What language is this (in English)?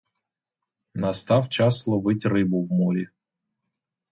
Ukrainian